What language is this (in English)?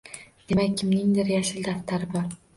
Uzbek